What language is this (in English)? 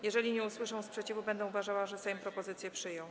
Polish